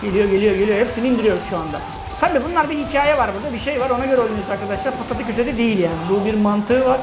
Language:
Turkish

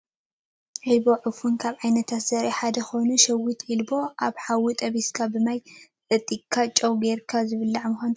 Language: Tigrinya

